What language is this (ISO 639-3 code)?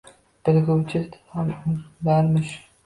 uzb